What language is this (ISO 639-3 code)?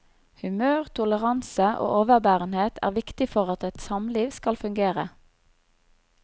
nor